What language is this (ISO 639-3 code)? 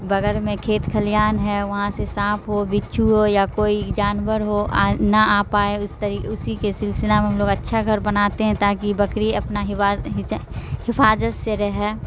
urd